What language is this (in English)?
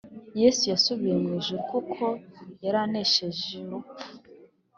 Kinyarwanda